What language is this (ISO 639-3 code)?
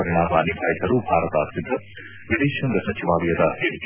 kan